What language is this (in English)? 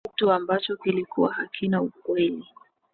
Swahili